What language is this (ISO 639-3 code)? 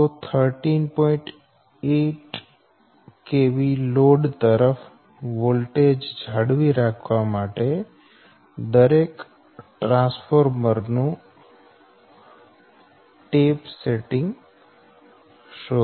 guj